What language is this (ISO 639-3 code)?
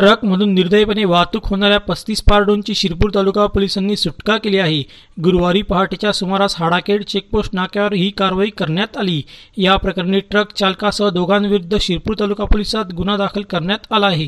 mar